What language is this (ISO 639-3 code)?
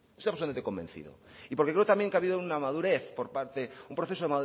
spa